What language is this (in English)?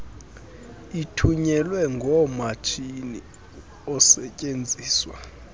Xhosa